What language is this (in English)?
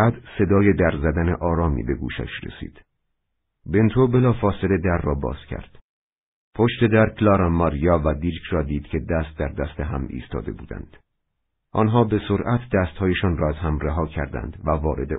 Persian